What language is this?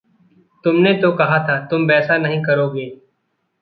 Hindi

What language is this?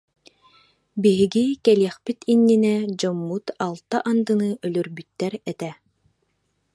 Yakut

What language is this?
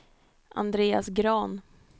Swedish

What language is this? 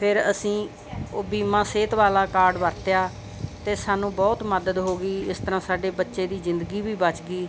Punjabi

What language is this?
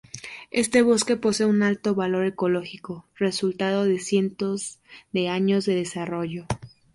Spanish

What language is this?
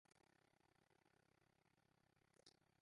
Western Frisian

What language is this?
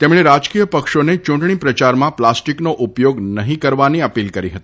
Gujarati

